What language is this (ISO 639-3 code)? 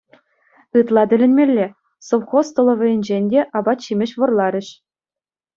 chv